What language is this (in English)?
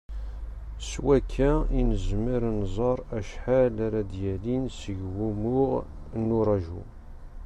Kabyle